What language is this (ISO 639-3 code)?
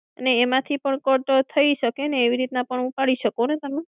guj